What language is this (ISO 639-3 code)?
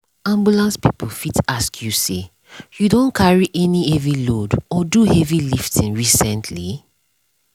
pcm